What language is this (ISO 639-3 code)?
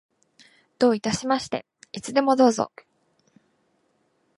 jpn